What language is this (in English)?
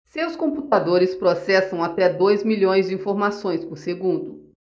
Portuguese